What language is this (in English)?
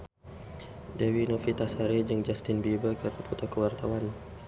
Sundanese